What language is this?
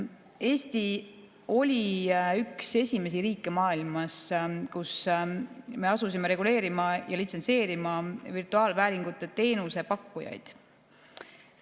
Estonian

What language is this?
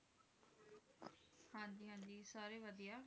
Punjabi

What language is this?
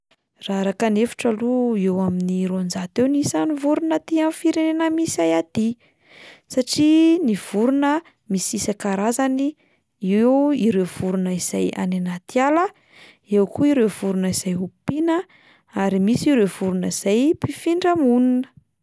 Malagasy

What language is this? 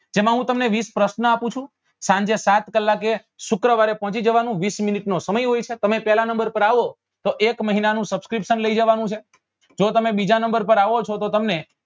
Gujarati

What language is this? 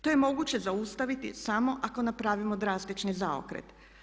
Croatian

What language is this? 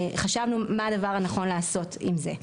Hebrew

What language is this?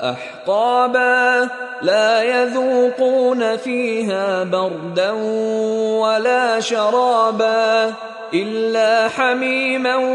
Filipino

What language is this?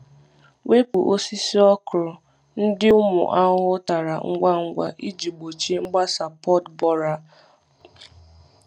Igbo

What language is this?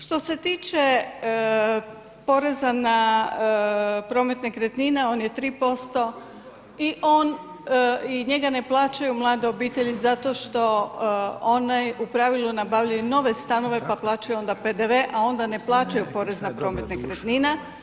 Croatian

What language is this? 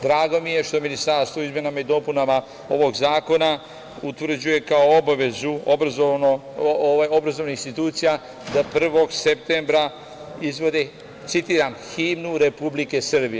Serbian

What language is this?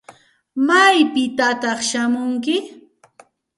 Santa Ana de Tusi Pasco Quechua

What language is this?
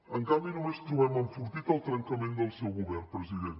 Catalan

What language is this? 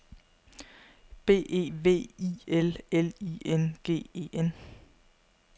Danish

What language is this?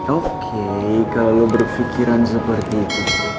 Indonesian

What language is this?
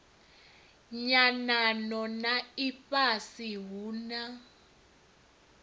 Venda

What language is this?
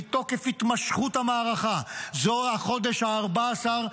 Hebrew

